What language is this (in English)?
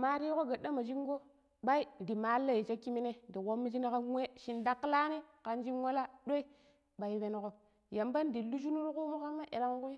Pero